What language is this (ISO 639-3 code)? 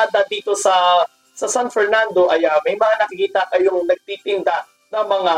fil